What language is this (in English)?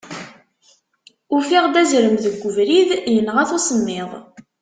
Kabyle